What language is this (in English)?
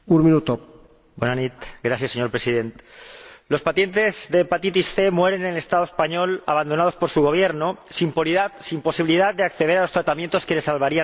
Spanish